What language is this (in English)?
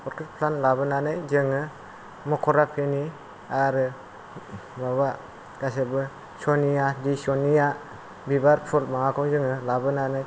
Bodo